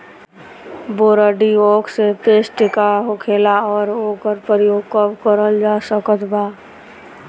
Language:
Bhojpuri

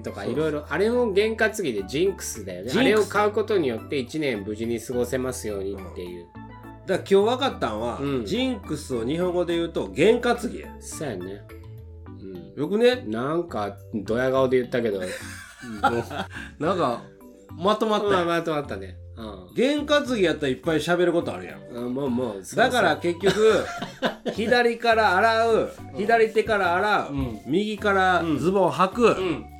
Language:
Japanese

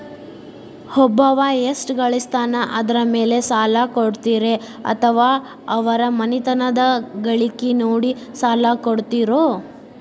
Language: Kannada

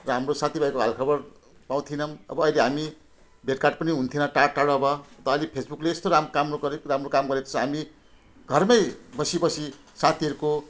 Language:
Nepali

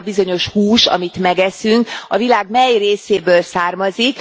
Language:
Hungarian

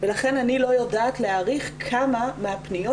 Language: Hebrew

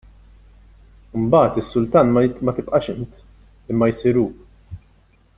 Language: Maltese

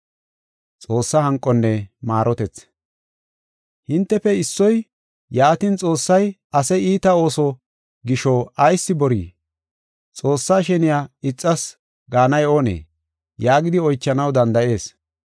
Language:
Gofa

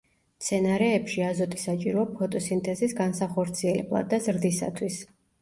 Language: Georgian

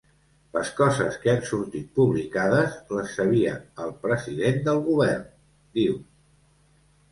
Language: Catalan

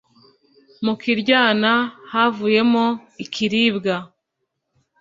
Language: Kinyarwanda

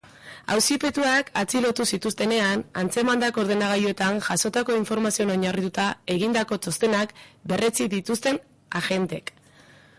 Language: Basque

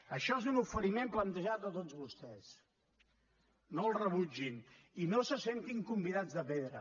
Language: Catalan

